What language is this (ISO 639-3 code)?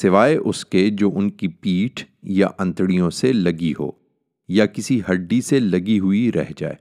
urd